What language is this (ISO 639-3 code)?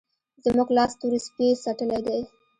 pus